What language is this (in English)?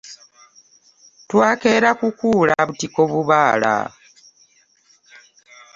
Ganda